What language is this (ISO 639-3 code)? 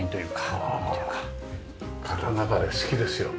jpn